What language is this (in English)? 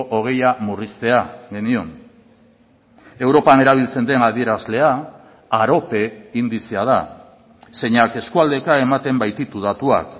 Basque